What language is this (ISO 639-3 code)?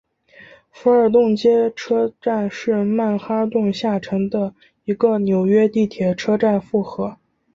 zho